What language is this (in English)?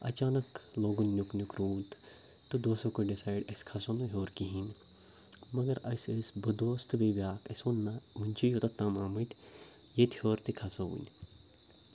Kashmiri